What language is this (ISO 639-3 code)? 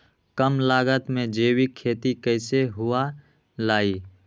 mag